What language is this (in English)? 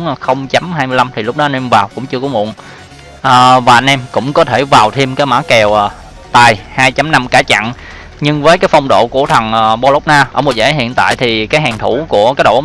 Vietnamese